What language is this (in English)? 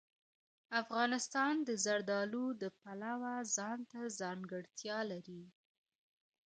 Pashto